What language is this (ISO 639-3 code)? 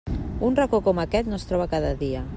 cat